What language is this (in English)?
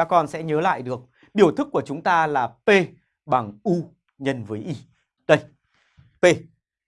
Vietnamese